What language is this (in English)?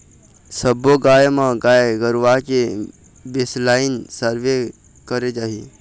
Chhattisgarhi